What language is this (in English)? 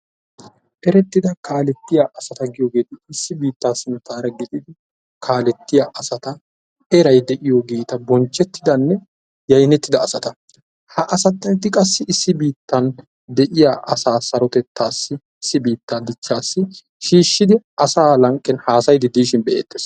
Wolaytta